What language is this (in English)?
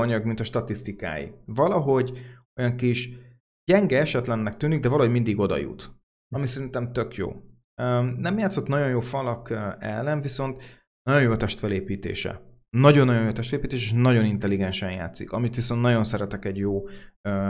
Hungarian